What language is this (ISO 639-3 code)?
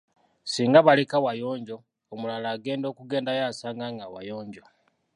lug